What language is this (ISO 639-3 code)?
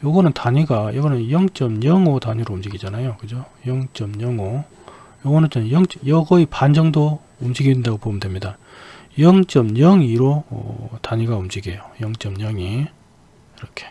kor